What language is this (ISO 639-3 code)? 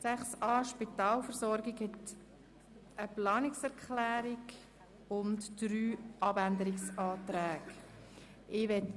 gsw